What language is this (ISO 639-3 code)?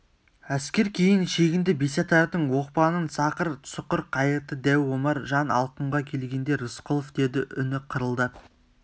kaz